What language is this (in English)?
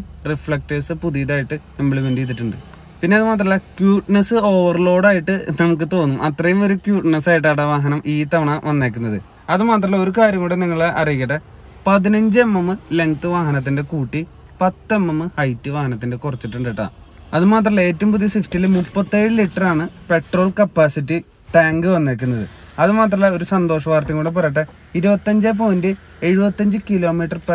Malayalam